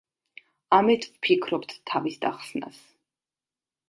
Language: Georgian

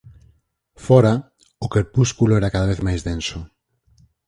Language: Galician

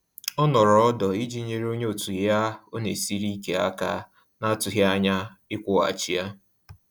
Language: Igbo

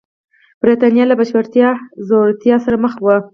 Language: Pashto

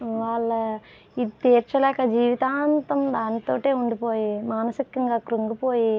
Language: Telugu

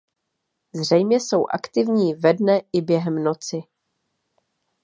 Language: Czech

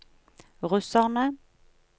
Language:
Norwegian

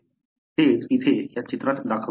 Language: Marathi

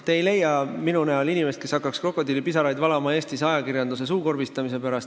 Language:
Estonian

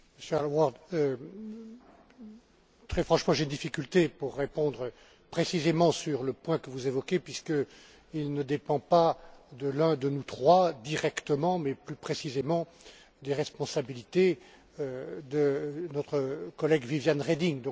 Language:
French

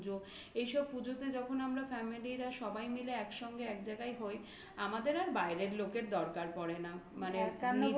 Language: Bangla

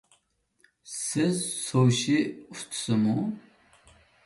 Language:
Uyghur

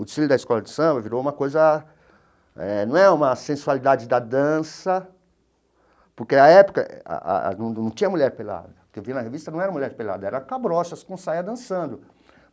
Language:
Portuguese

